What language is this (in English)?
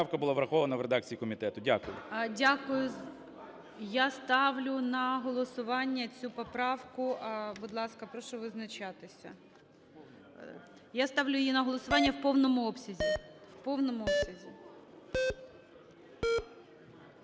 Ukrainian